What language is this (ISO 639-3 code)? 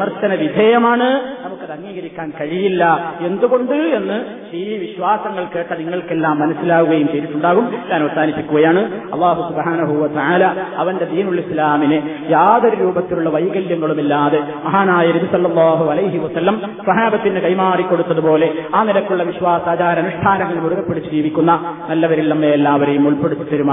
mal